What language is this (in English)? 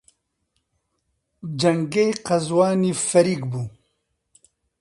Central Kurdish